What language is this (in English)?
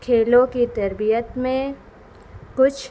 Urdu